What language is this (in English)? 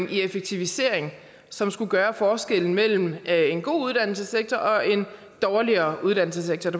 Danish